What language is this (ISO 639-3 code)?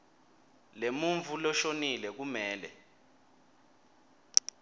ssw